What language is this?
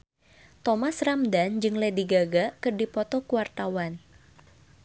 Sundanese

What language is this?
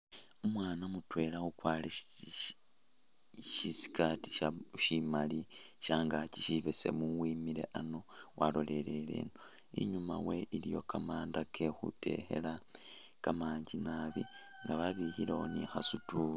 Masaaba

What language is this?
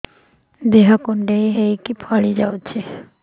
Odia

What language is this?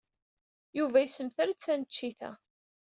Kabyle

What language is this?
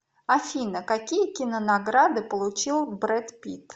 Russian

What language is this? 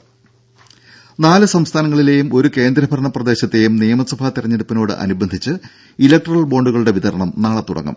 Malayalam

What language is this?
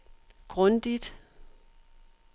Danish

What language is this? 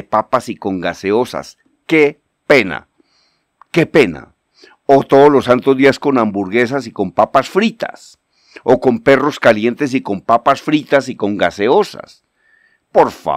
Spanish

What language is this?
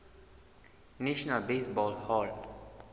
Southern Sotho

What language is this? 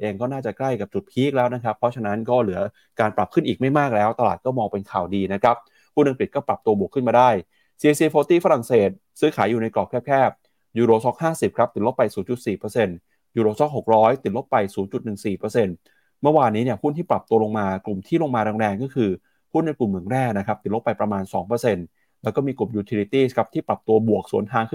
Thai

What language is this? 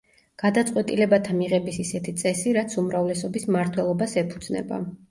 Georgian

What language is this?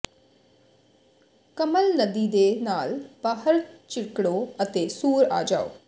Punjabi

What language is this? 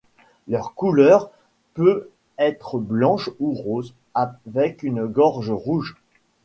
French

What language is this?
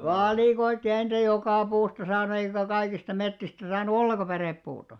Finnish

